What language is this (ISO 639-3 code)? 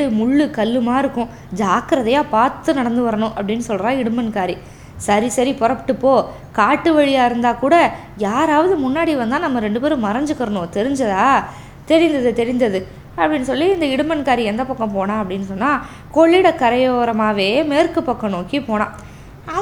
tam